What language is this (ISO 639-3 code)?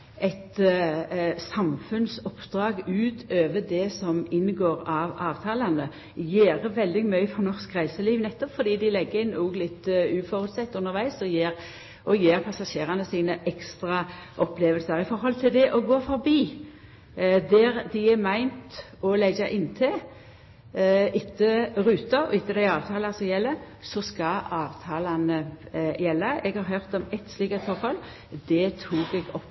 nno